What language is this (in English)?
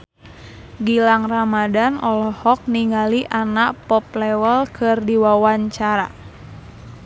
Sundanese